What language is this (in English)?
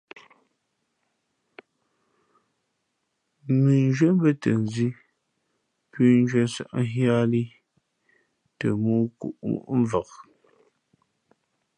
Fe'fe'